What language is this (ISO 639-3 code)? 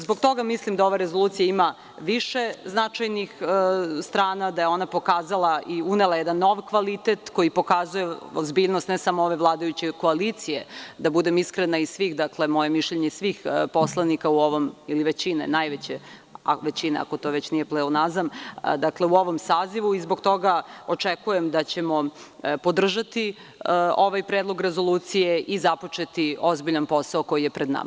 srp